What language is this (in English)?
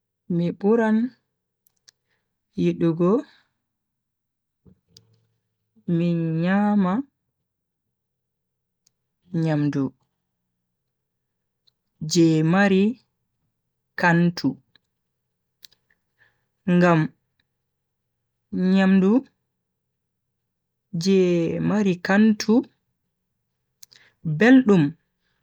Bagirmi Fulfulde